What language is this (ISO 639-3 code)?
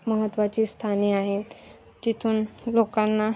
mar